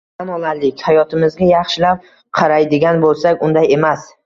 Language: Uzbek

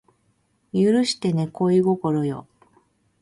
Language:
Japanese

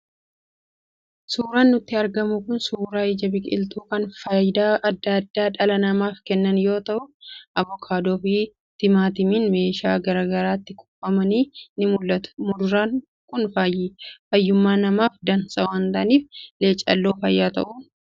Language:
Oromo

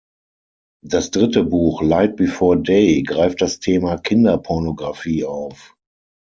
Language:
German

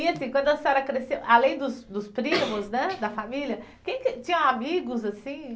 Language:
Portuguese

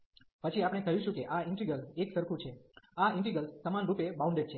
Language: Gujarati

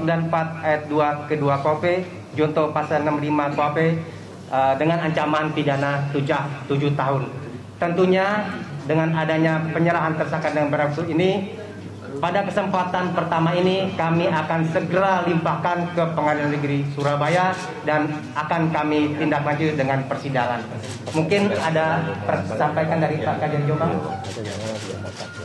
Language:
Indonesian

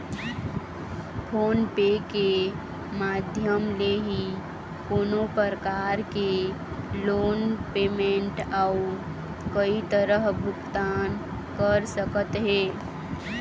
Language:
Chhattisgarhi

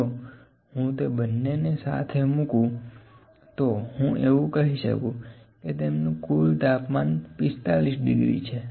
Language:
Gujarati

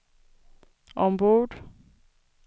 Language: Swedish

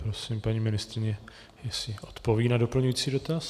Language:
Czech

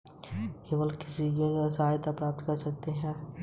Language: Hindi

